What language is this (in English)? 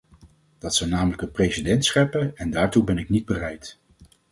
Dutch